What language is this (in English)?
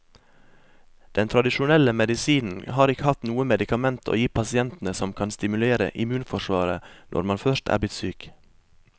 Norwegian